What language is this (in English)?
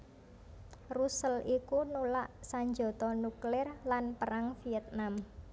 Javanese